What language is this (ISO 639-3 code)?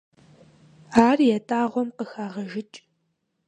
kbd